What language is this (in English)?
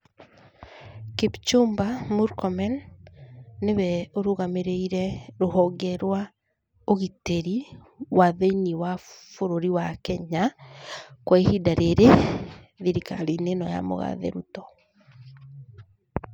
Kikuyu